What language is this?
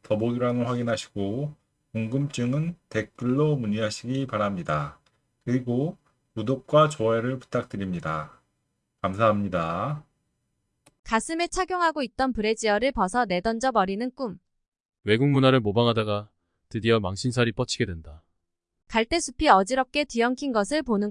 Korean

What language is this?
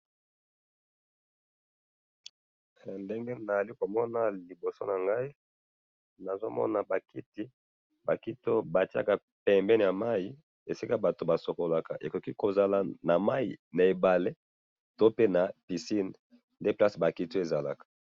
Lingala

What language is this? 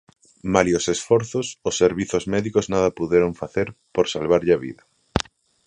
Galician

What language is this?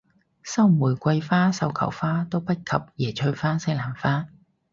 Cantonese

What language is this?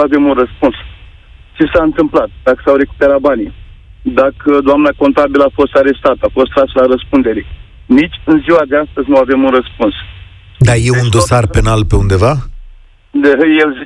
Romanian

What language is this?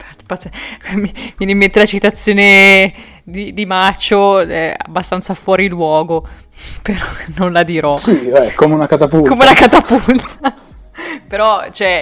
Italian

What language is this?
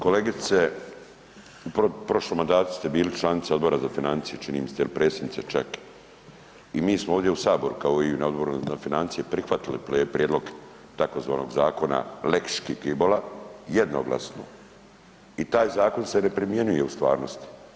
Croatian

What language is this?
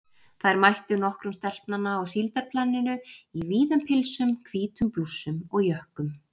Icelandic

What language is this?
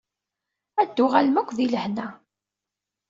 Kabyle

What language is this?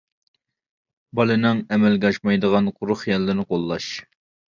Uyghur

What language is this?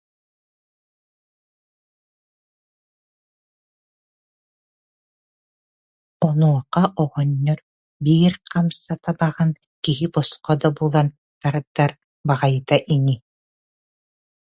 Yakut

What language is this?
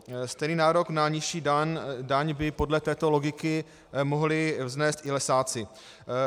Czech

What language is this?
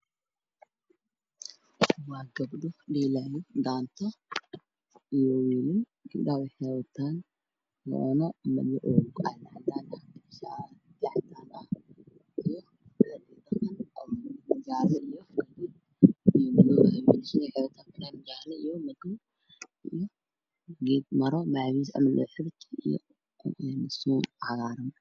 Somali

